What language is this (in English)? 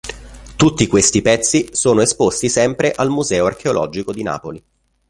Italian